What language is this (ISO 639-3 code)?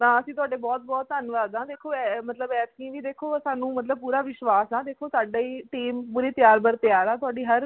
pan